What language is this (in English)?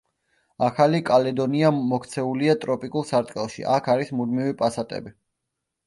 Georgian